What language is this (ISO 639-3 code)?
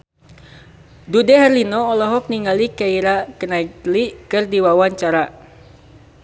sun